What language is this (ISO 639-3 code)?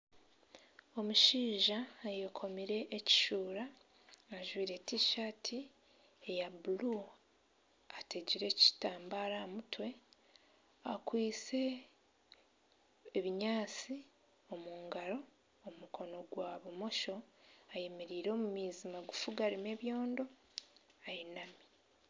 nyn